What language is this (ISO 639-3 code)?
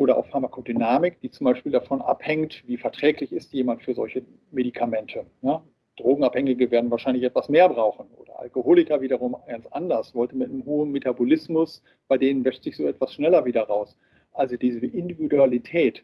deu